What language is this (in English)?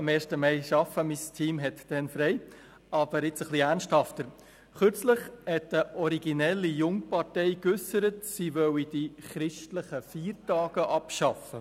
Swiss German